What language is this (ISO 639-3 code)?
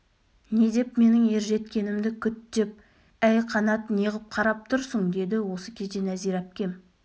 kaz